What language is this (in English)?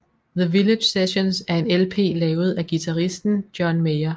Danish